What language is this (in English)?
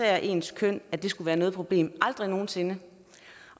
Danish